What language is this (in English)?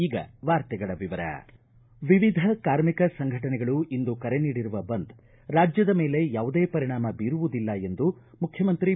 Kannada